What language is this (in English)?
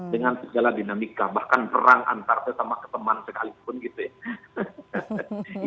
Indonesian